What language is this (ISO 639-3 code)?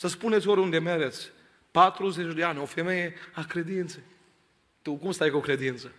ron